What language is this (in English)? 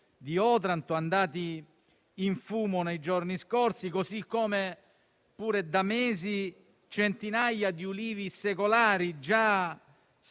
Italian